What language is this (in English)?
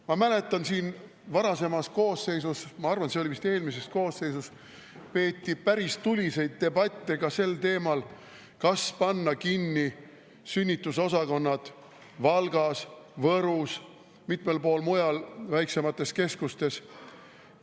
Estonian